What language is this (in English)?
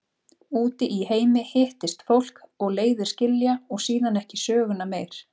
Icelandic